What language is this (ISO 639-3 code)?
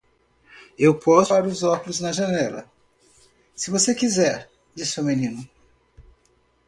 por